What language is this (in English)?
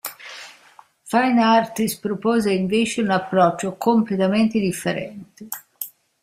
Italian